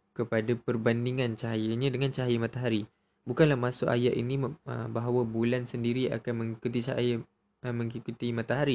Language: Malay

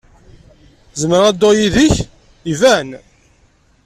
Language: Kabyle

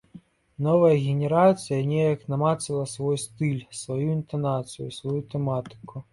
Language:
Belarusian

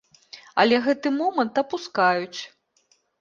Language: Belarusian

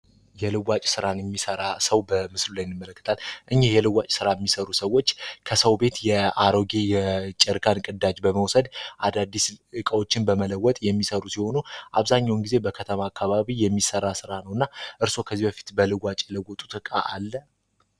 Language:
Amharic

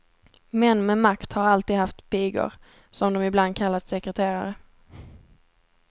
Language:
Swedish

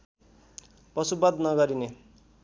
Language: Nepali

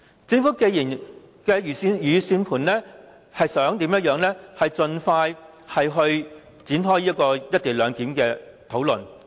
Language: Cantonese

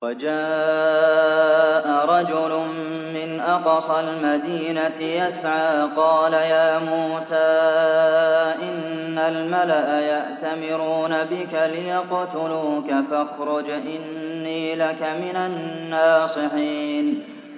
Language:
Arabic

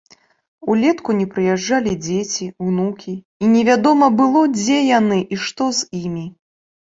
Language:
Belarusian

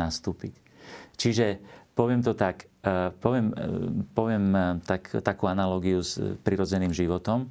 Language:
Slovak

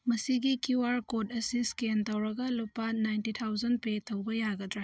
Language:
Manipuri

